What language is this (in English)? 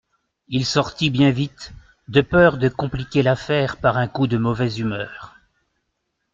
French